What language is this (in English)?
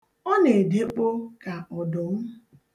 Igbo